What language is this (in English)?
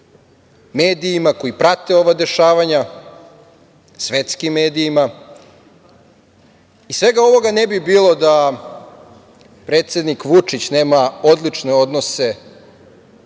Serbian